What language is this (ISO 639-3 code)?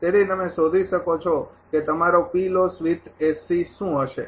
guj